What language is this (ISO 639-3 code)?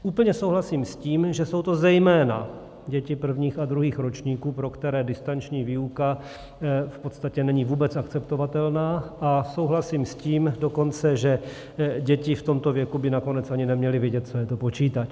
ces